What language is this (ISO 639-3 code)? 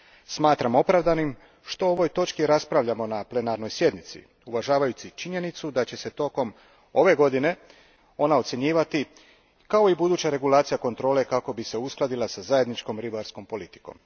hrv